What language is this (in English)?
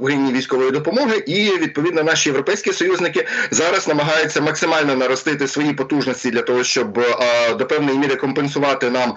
Ukrainian